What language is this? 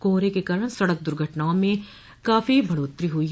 Hindi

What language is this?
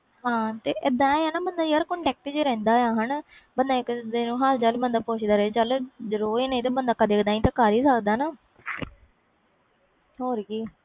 Punjabi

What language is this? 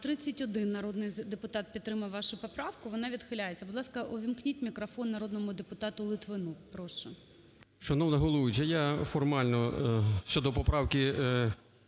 Ukrainian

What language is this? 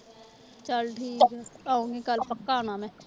Punjabi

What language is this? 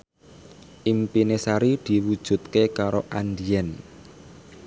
Javanese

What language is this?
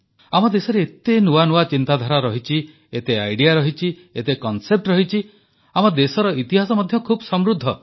Odia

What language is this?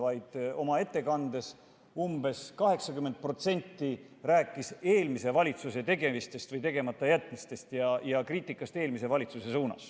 Estonian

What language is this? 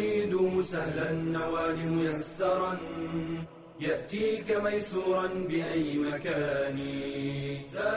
Arabic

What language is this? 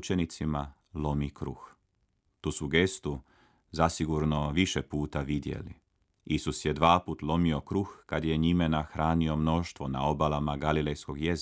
Croatian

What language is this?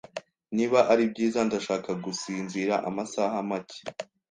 Kinyarwanda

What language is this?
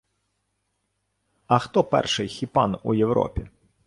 Ukrainian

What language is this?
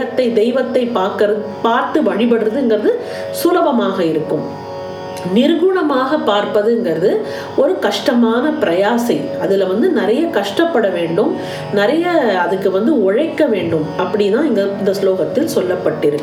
Tamil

